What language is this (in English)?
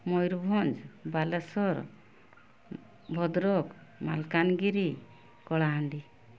Odia